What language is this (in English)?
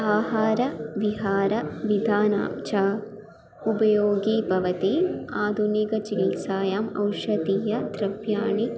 Sanskrit